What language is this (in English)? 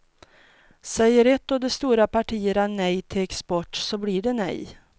Swedish